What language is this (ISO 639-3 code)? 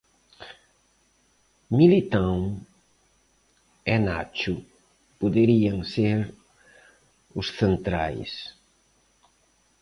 glg